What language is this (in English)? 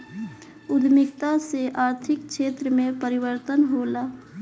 Bhojpuri